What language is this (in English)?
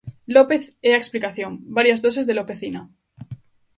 Galician